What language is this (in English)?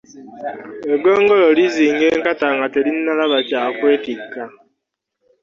Ganda